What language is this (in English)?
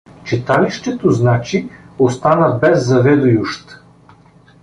Bulgarian